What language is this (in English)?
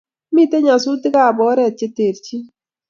Kalenjin